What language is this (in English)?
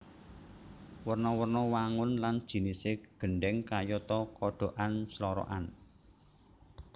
Javanese